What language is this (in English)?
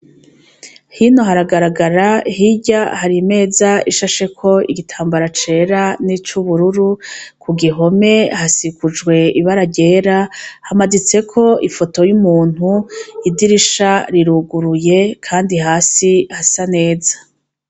Rundi